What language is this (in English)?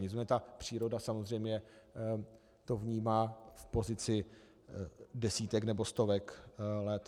Czech